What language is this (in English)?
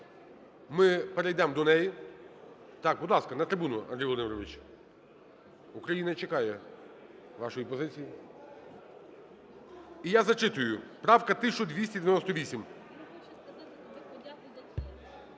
Ukrainian